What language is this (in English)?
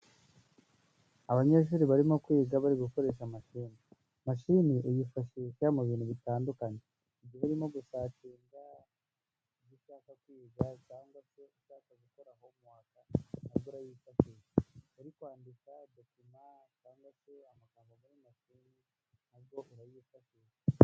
Kinyarwanda